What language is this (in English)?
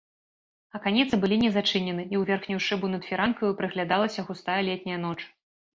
Belarusian